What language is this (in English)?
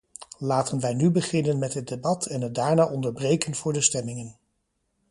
Dutch